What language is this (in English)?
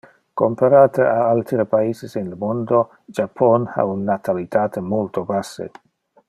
Interlingua